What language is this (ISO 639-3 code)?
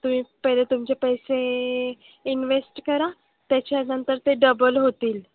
mar